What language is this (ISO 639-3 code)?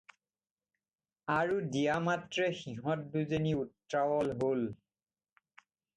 asm